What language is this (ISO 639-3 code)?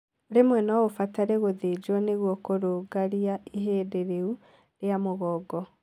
kik